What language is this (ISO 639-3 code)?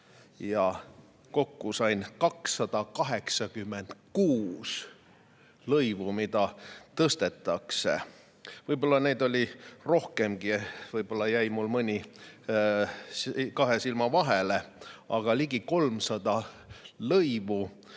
est